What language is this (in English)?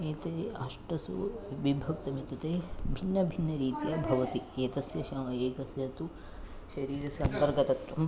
Sanskrit